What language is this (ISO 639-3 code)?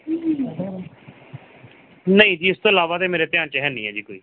pan